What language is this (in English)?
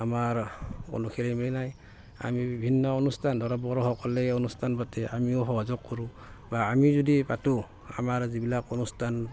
Assamese